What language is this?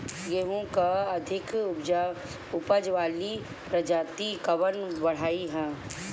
Bhojpuri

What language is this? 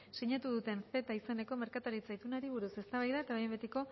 Basque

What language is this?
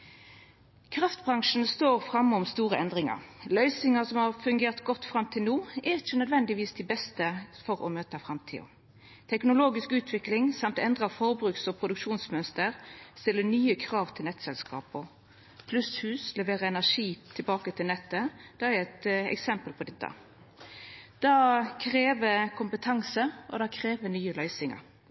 Norwegian Nynorsk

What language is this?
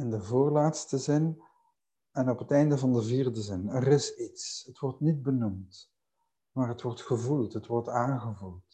Dutch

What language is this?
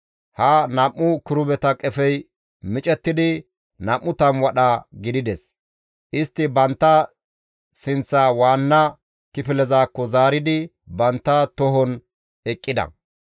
Gamo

